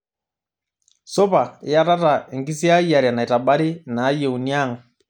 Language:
Masai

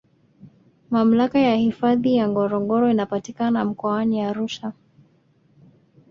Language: Swahili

